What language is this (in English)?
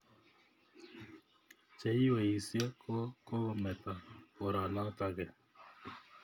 Kalenjin